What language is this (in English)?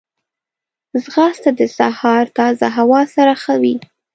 Pashto